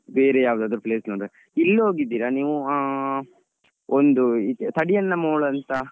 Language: Kannada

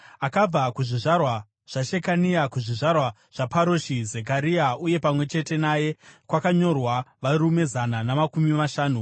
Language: Shona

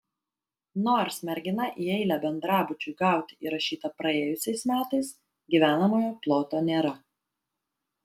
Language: Lithuanian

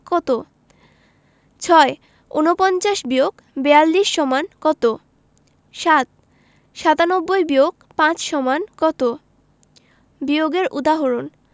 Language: Bangla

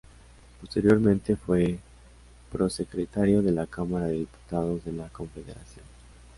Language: Spanish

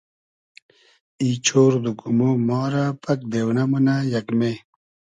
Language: Hazaragi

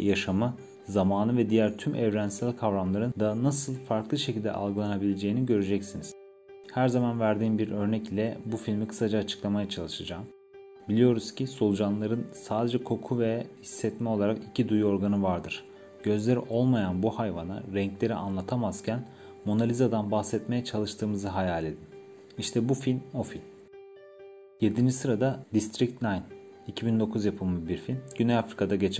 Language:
Turkish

